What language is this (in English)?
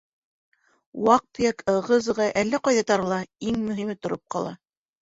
Bashkir